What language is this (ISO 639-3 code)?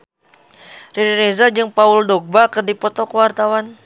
sun